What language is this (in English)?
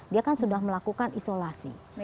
Indonesian